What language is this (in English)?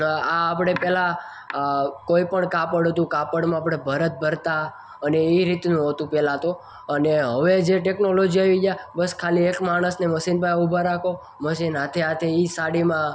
Gujarati